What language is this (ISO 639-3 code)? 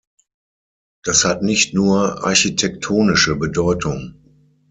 deu